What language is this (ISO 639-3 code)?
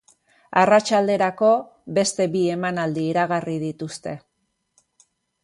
eus